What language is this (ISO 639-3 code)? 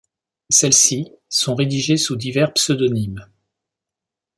fra